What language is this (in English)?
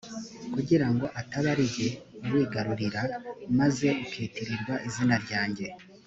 Kinyarwanda